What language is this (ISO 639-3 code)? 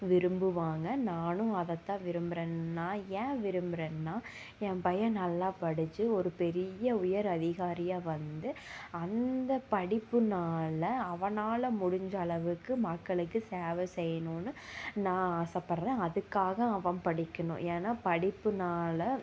tam